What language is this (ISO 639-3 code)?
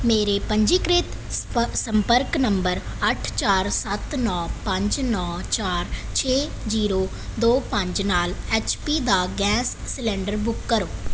pan